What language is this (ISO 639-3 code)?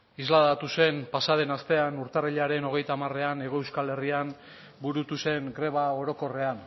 eus